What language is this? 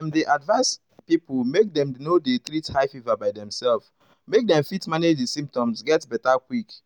Nigerian Pidgin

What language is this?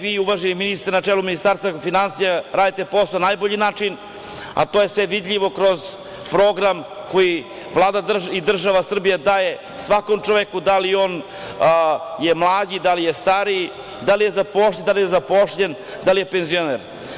Serbian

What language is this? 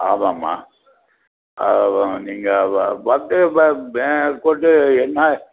Tamil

